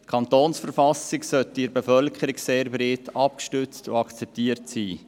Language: Swiss German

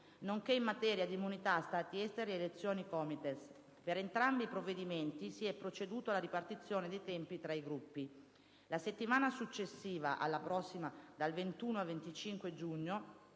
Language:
Italian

